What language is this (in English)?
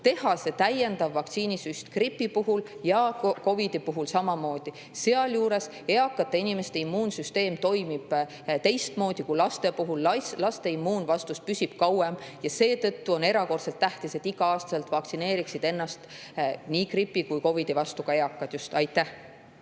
Estonian